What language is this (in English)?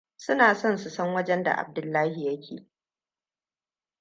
Hausa